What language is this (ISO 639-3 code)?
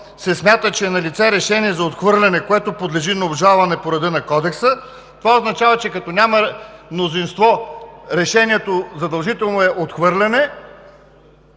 bul